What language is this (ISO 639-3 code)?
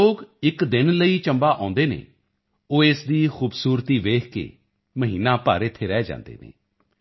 pan